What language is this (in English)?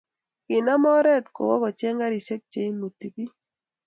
Kalenjin